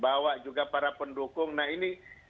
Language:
Indonesian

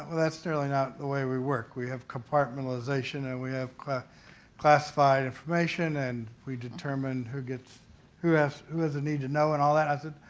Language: English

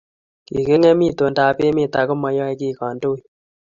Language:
Kalenjin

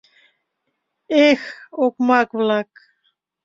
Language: Mari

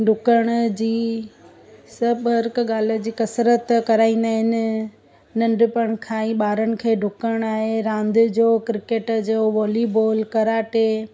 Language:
Sindhi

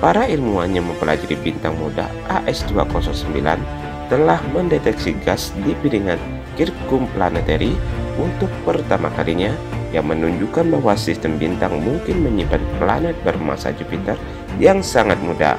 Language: Indonesian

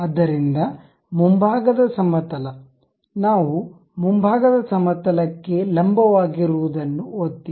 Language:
Kannada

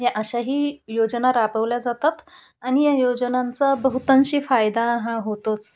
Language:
Marathi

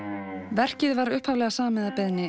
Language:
Icelandic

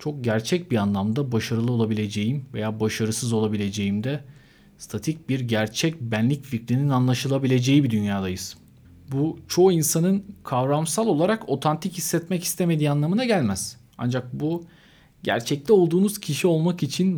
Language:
Turkish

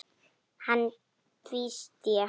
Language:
Icelandic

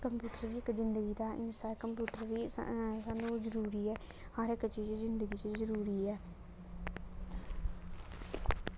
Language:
Dogri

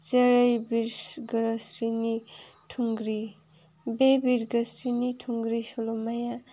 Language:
Bodo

